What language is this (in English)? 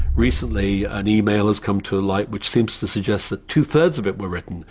English